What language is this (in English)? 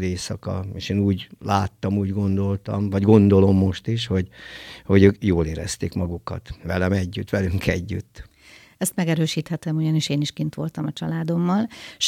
Hungarian